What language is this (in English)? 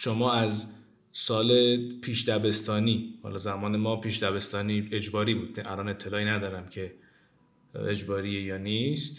Persian